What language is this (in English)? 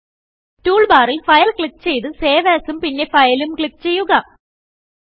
Malayalam